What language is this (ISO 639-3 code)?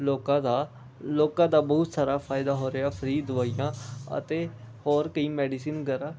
pan